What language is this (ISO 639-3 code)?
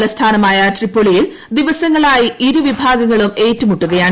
mal